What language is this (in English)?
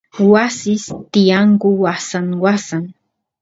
Santiago del Estero Quichua